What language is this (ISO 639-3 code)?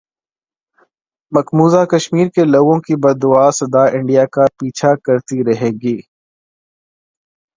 urd